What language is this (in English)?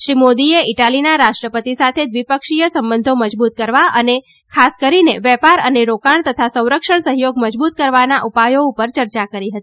Gujarati